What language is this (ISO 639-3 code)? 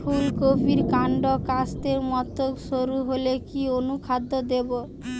ben